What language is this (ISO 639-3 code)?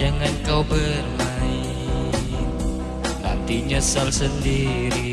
ind